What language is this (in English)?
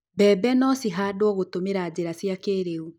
Kikuyu